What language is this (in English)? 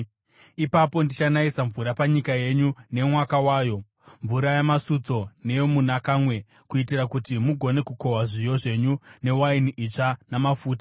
Shona